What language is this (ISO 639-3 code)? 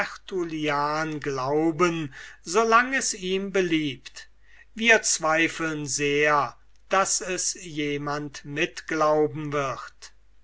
deu